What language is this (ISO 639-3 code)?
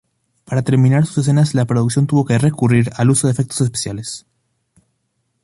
spa